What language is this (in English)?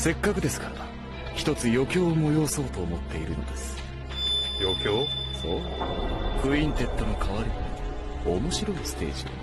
Japanese